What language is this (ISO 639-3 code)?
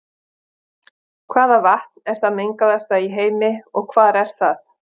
isl